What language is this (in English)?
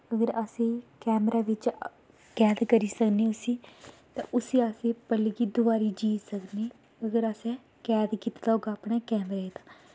Dogri